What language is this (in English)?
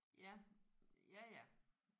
Danish